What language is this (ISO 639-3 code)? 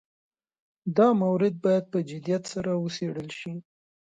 pus